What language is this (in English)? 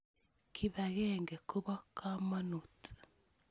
Kalenjin